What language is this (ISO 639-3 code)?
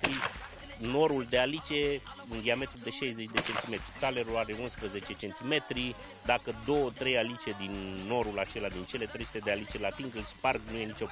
ron